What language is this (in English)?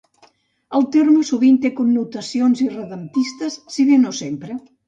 Catalan